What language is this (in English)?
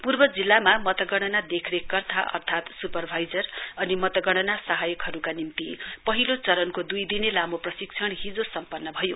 Nepali